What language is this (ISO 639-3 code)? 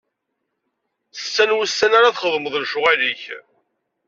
kab